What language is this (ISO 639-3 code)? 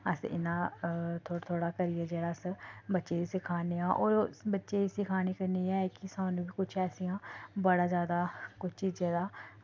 doi